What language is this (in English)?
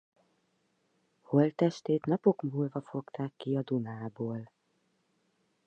Hungarian